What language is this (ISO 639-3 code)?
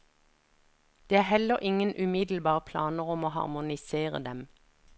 nor